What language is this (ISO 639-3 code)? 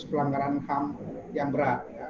ind